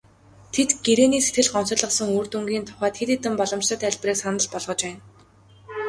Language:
Mongolian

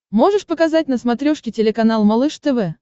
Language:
Russian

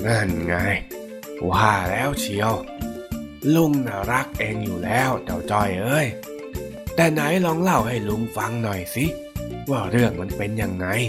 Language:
Thai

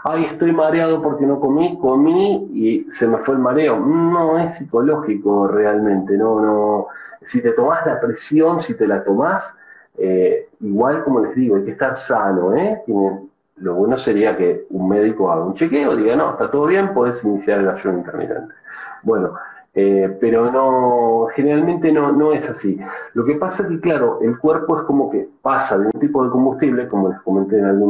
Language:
Spanish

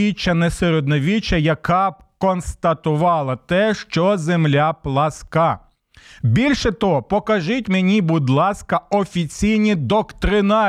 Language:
Ukrainian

